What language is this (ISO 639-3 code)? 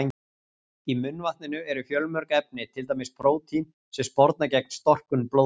isl